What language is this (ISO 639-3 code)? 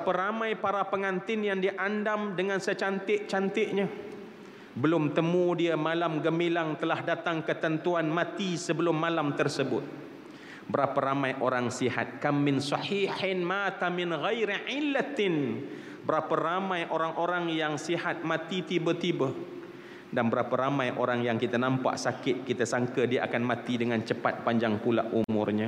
msa